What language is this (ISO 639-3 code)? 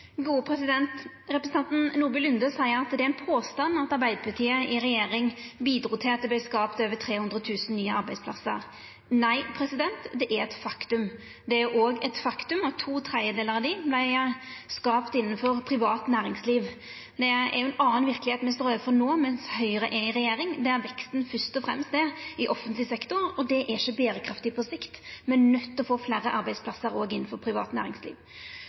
nno